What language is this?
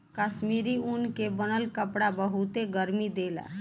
Bhojpuri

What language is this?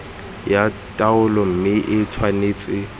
Tswana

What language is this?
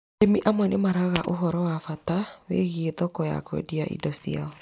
Kikuyu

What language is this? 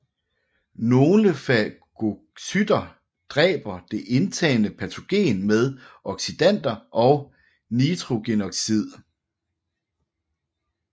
Danish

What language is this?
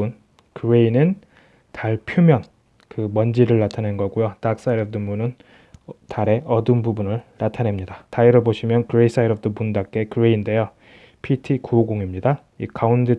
Korean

